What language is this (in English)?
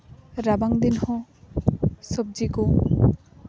Santali